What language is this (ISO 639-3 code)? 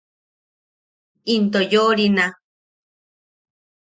yaq